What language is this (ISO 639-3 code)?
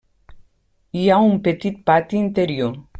cat